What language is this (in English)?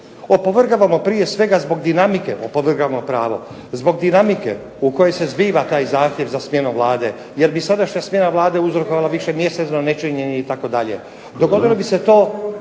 Croatian